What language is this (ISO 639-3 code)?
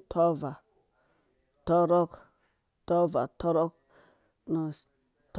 ldb